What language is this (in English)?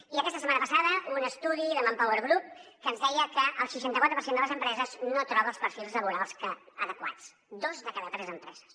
Catalan